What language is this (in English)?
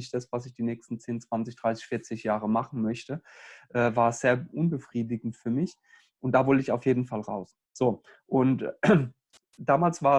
German